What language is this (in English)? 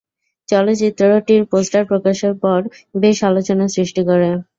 Bangla